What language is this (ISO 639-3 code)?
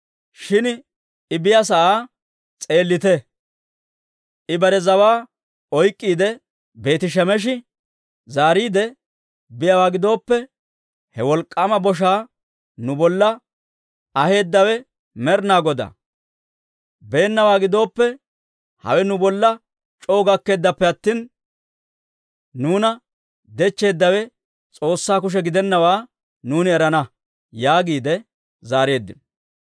dwr